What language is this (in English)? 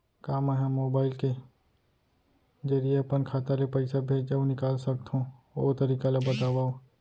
Chhattisgarhi